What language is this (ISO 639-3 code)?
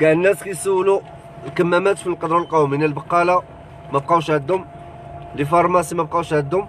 ara